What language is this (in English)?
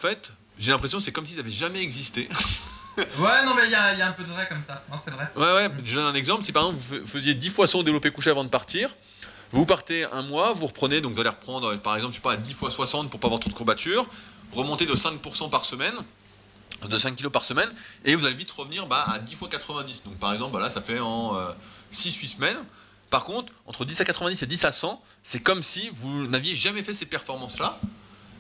French